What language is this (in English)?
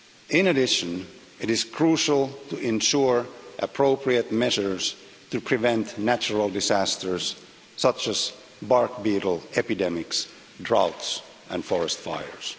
English